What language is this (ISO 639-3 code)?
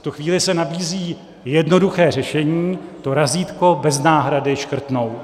ces